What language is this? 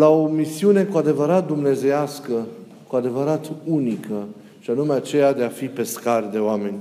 Romanian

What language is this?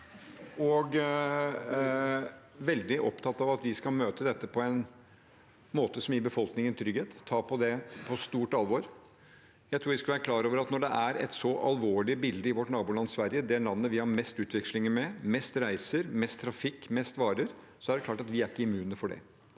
Norwegian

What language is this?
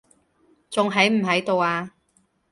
Cantonese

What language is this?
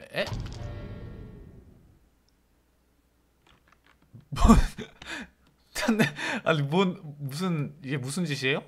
Korean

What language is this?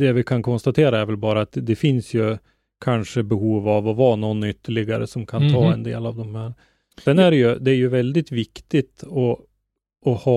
Swedish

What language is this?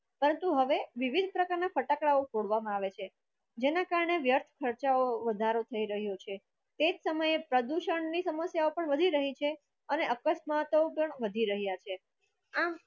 Gujarati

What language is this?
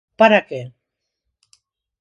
Galician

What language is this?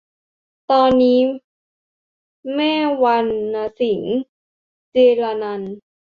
Thai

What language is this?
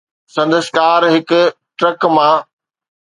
Sindhi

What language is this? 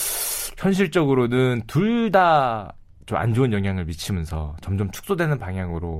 Korean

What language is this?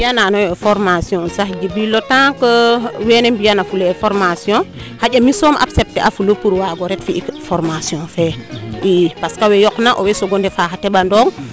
Serer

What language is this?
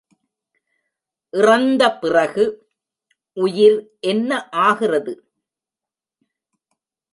Tamil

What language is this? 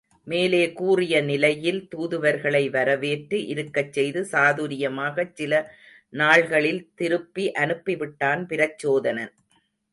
Tamil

